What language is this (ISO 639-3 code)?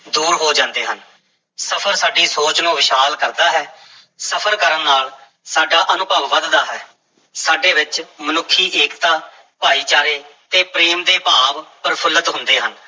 pan